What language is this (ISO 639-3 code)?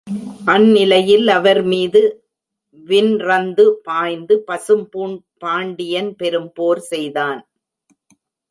tam